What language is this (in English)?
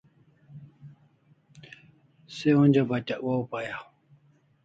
Kalasha